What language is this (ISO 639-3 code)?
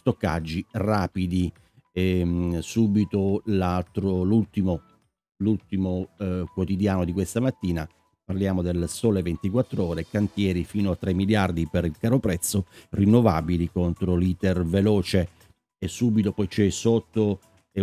ita